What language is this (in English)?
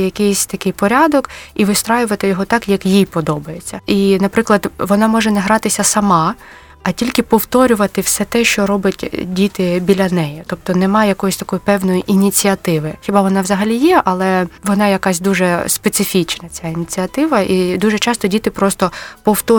Ukrainian